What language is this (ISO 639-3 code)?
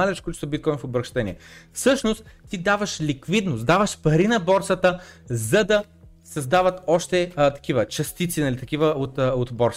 bul